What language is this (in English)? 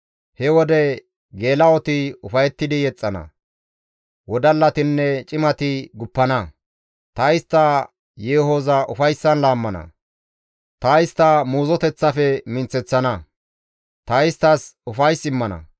Gamo